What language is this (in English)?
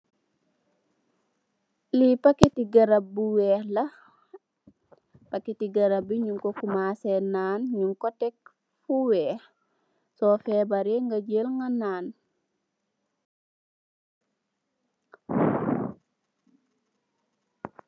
Wolof